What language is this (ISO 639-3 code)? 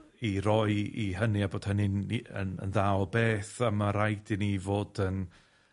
cym